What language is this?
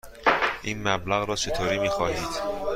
Persian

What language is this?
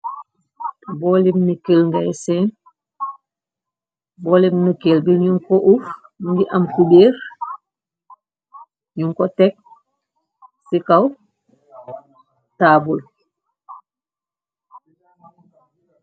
Wolof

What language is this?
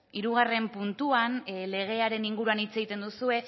Basque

